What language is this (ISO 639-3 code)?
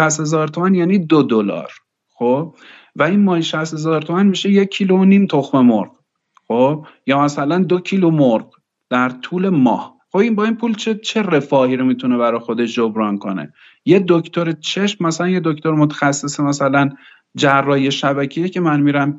fas